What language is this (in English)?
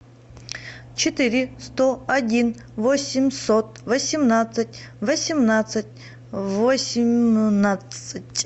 Russian